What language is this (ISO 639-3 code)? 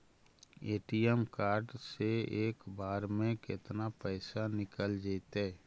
mag